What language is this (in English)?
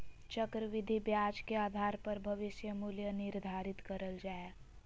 Magahi